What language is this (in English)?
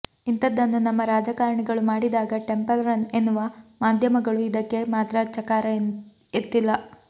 Kannada